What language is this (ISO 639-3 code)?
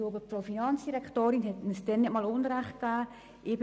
gsw